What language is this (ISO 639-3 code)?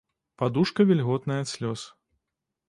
bel